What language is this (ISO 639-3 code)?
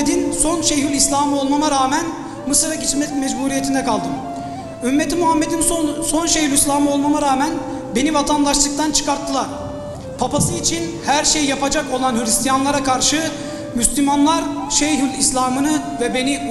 tur